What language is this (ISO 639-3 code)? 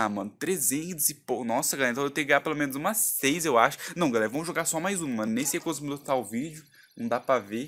por